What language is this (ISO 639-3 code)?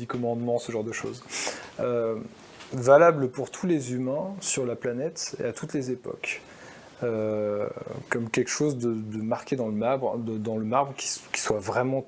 fra